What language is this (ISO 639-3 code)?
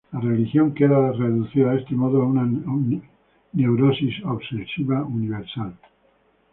spa